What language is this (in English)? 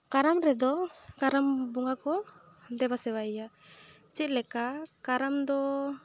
Santali